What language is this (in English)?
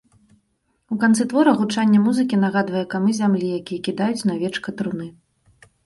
Belarusian